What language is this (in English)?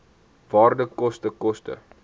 Afrikaans